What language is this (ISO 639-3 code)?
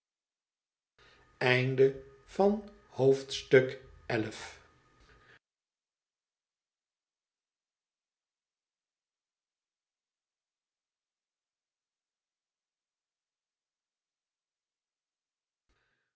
nld